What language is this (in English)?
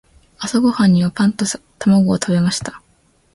Japanese